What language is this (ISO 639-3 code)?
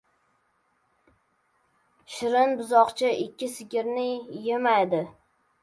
uzb